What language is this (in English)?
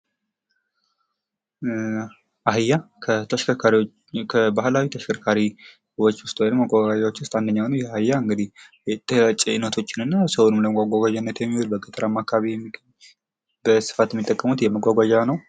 Amharic